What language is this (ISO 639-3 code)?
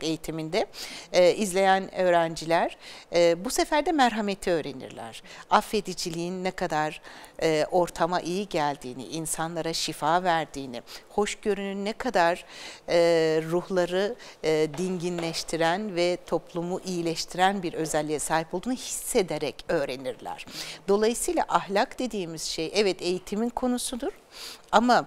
tur